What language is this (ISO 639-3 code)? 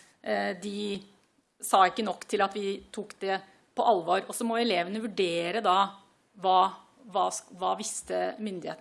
nor